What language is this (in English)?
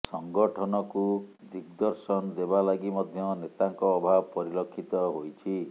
Odia